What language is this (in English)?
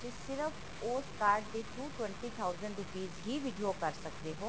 Punjabi